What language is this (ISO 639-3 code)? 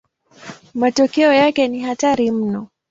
swa